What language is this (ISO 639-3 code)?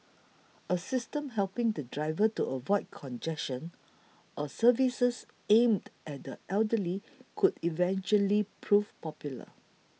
eng